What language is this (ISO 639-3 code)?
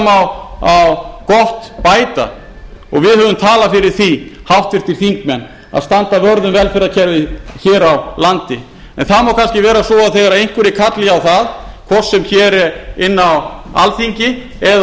isl